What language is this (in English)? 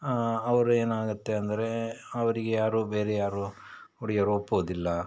Kannada